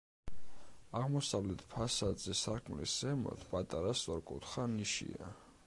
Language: Georgian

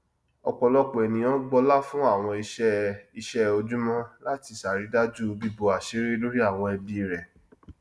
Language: Yoruba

